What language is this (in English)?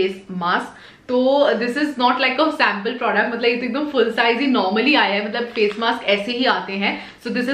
Hindi